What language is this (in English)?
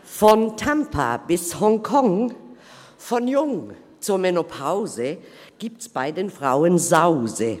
Swiss German